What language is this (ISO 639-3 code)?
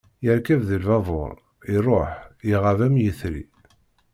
kab